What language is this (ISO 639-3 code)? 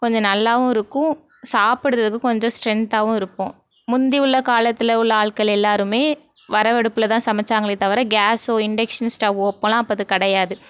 tam